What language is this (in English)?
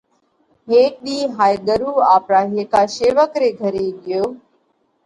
Parkari Koli